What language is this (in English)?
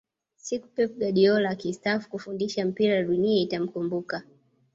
Swahili